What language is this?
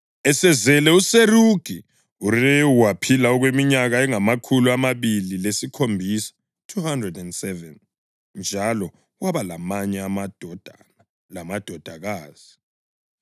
North Ndebele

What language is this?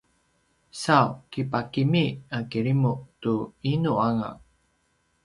Paiwan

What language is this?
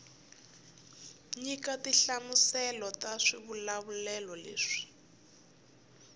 Tsonga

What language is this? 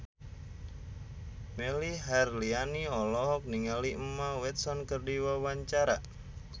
Sundanese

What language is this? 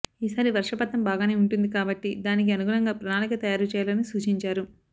Telugu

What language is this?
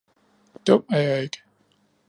Danish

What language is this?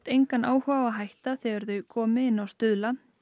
Icelandic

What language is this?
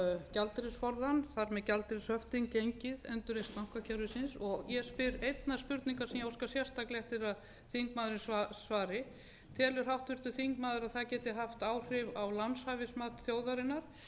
Icelandic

